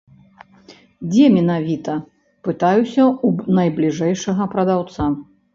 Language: Belarusian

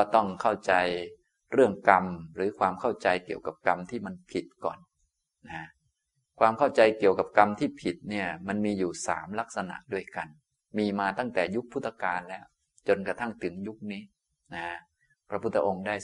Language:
Thai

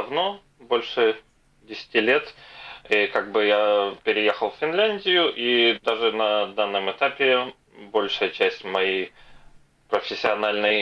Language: Russian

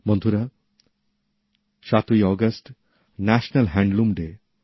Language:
Bangla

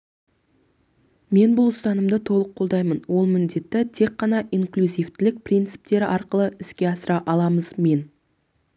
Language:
Kazakh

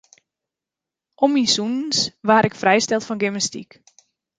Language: Western Frisian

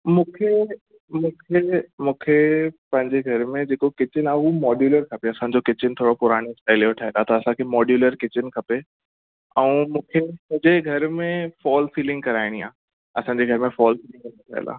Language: Sindhi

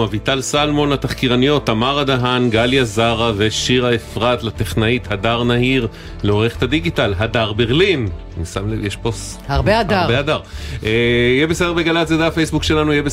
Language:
Hebrew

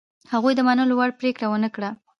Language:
Pashto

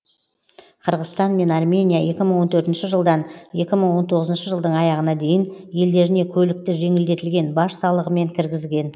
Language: Kazakh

